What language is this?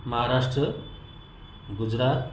Marathi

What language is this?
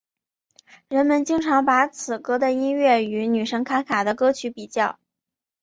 Chinese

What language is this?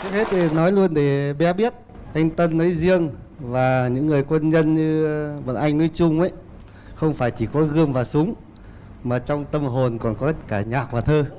Vietnamese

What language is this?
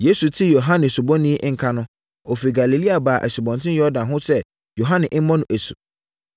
Akan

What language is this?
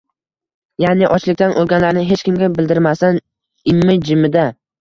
Uzbek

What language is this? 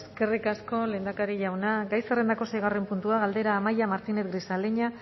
Basque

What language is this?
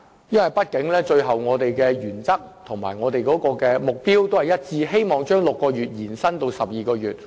Cantonese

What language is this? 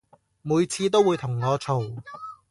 Cantonese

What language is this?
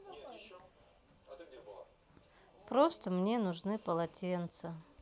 Russian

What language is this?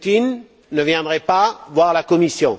French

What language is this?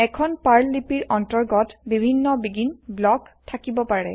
Assamese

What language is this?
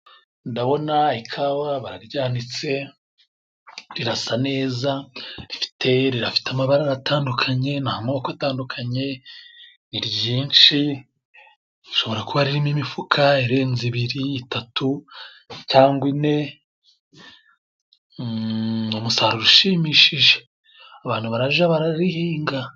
Kinyarwanda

